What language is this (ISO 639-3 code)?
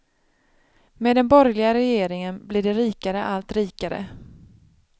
swe